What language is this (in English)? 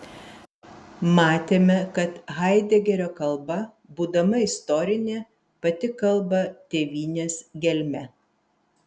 Lithuanian